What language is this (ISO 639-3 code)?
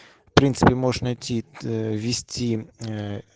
rus